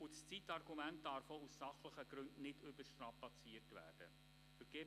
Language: Swiss German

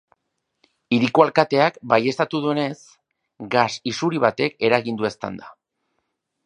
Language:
Basque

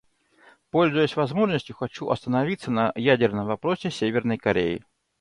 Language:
Russian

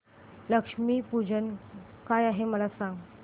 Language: Marathi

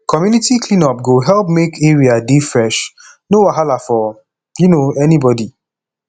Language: Nigerian Pidgin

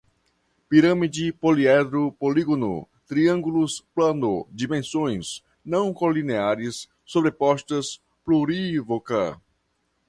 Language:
Portuguese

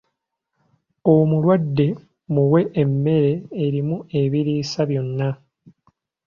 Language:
Ganda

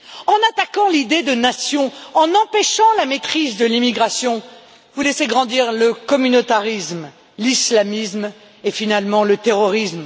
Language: French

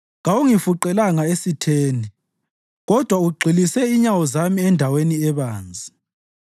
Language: North Ndebele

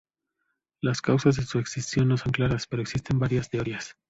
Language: Spanish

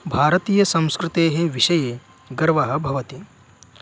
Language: Sanskrit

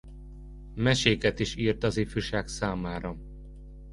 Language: Hungarian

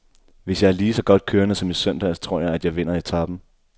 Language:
Danish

